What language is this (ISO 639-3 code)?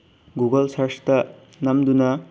mni